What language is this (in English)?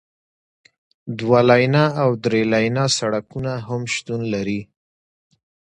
Pashto